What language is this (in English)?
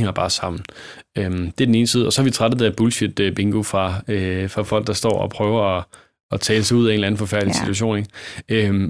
Danish